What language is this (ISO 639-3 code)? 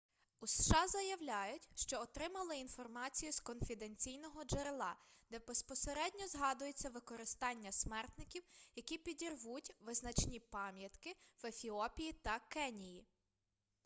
ukr